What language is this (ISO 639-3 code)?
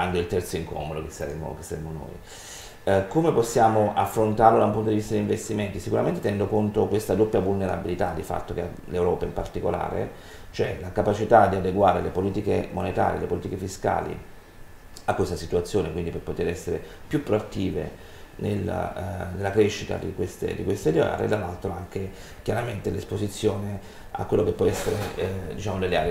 ita